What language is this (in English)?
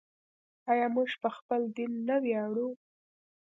Pashto